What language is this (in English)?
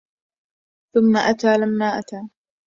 Arabic